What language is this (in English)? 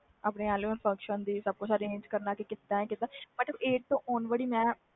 Punjabi